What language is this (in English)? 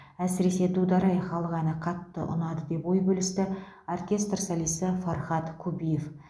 Kazakh